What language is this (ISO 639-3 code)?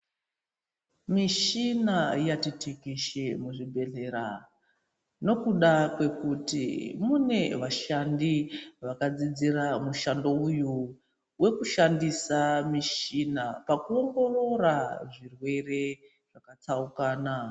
ndc